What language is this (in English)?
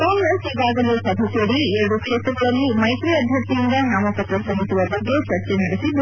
Kannada